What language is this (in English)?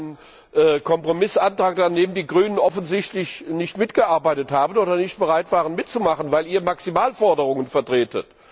German